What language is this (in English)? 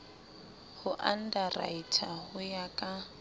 Southern Sotho